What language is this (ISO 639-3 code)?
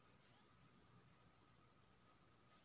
mai